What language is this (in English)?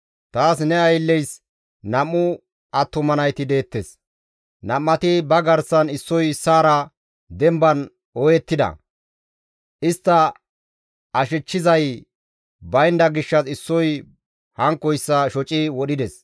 Gamo